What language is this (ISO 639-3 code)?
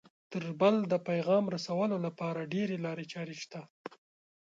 pus